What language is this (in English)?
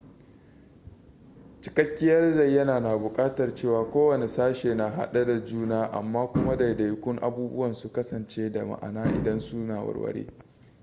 Hausa